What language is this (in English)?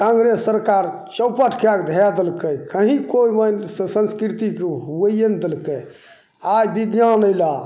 Maithili